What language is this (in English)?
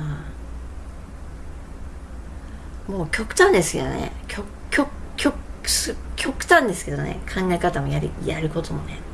Japanese